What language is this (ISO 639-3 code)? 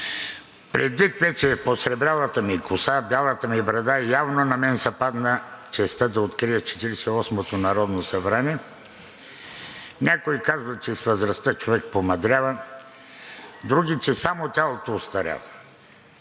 bul